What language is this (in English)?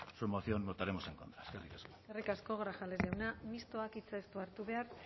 Basque